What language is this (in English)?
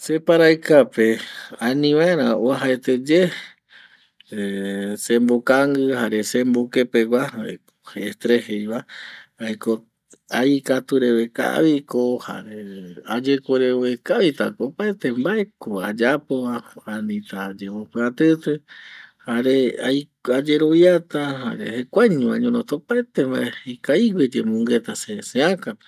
Eastern Bolivian Guaraní